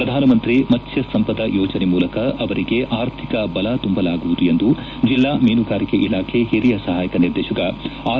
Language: Kannada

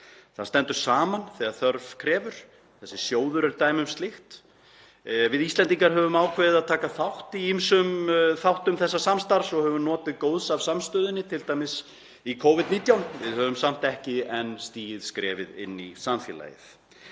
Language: Icelandic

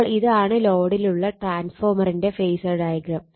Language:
Malayalam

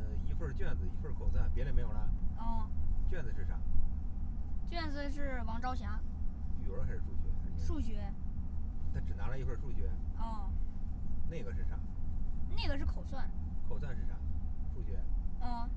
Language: Chinese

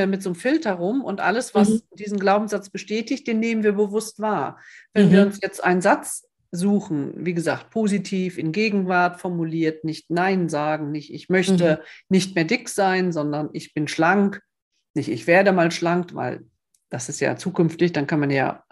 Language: German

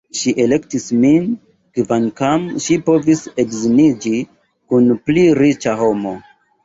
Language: Esperanto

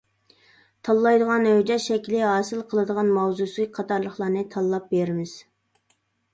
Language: Uyghur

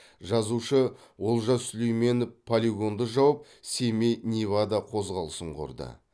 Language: Kazakh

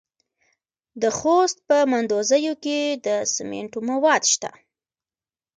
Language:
Pashto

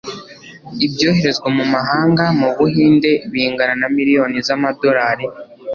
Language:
Kinyarwanda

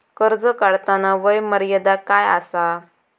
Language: Marathi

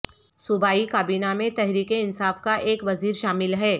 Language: Urdu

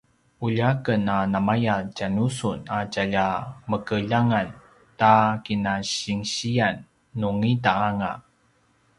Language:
Paiwan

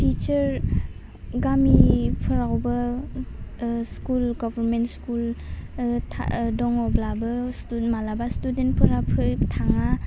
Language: Bodo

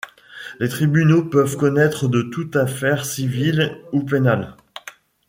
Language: French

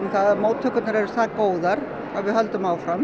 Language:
Icelandic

